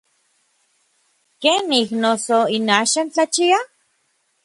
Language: Orizaba Nahuatl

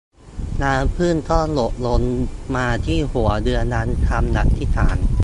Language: Thai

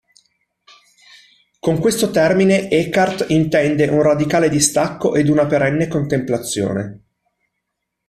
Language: Italian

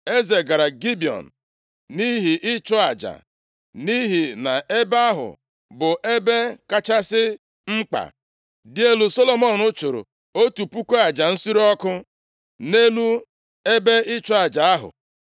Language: Igbo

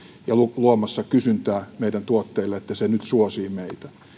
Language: Finnish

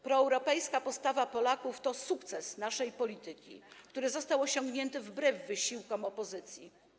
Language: Polish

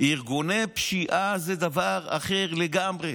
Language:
Hebrew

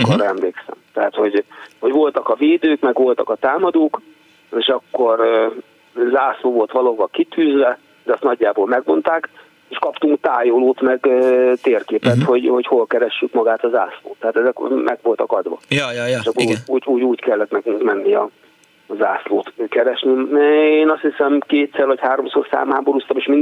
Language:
Hungarian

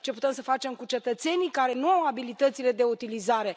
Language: Romanian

